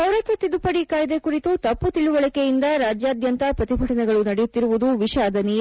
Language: Kannada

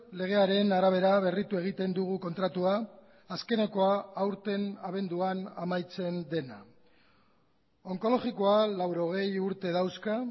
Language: Basque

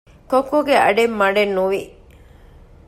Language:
Divehi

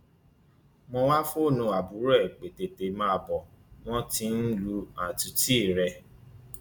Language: Yoruba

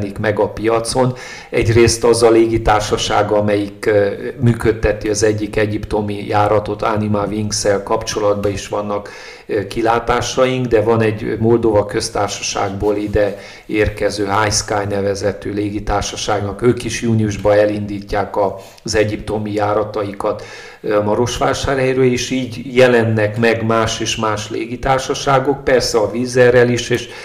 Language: Hungarian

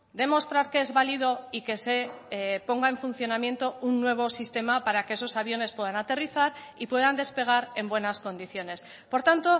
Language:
Spanish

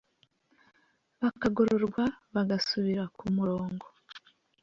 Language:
Kinyarwanda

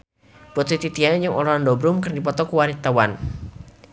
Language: Sundanese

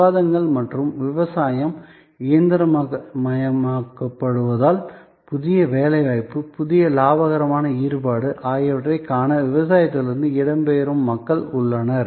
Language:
Tamil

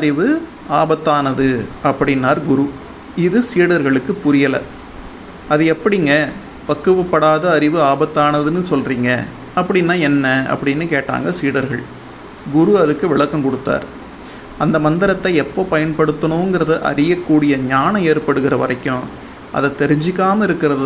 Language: Tamil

